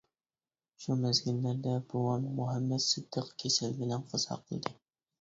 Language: Uyghur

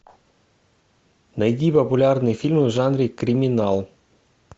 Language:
Russian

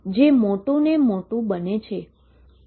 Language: Gujarati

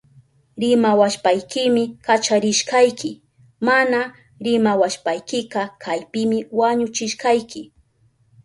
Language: Southern Pastaza Quechua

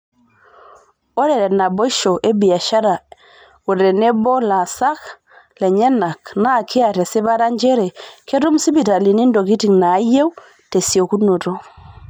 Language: Masai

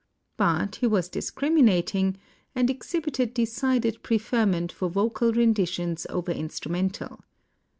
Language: English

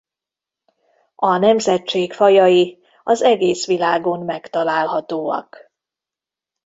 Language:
Hungarian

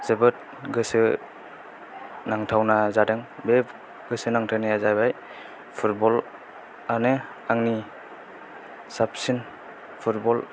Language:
Bodo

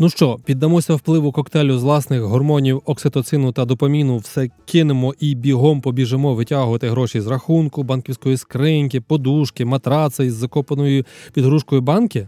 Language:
Ukrainian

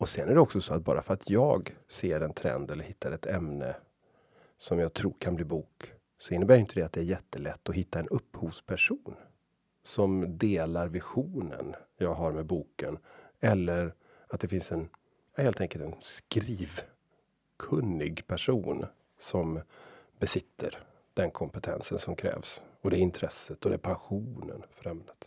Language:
Swedish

